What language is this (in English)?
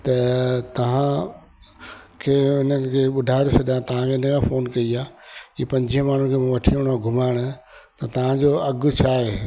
Sindhi